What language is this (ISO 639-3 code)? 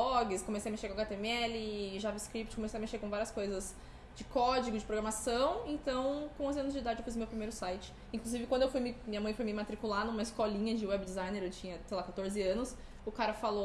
por